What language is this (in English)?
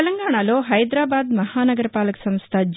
Telugu